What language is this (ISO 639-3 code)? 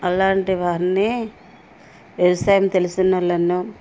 tel